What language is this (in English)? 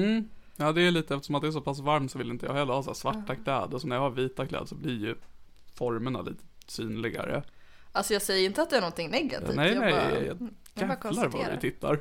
Swedish